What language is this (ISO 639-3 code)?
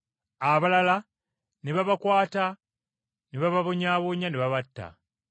lug